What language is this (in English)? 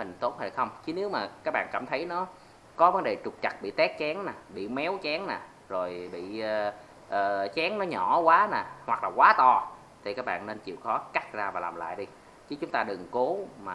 Vietnamese